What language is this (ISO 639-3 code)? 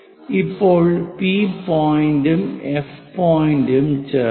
mal